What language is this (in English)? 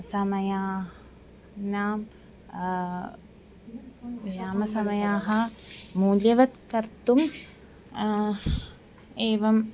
Sanskrit